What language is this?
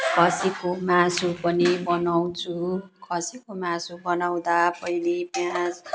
Nepali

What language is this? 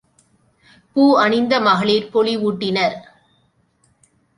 Tamil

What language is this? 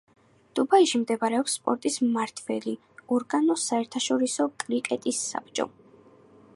Georgian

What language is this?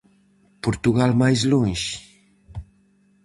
Galician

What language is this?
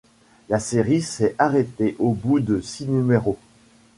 French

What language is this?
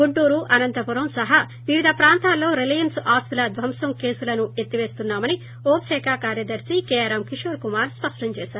Telugu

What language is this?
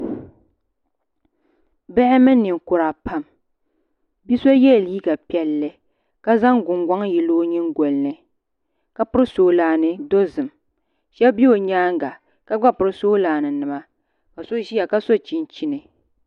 Dagbani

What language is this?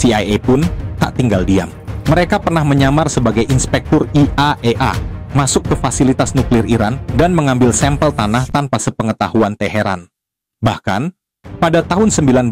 Indonesian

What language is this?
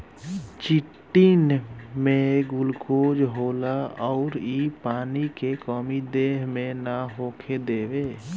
Bhojpuri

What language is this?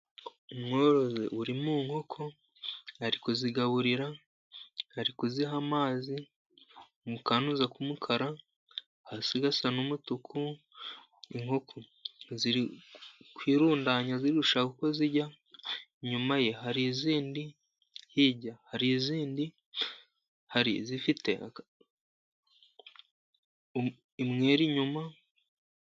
Kinyarwanda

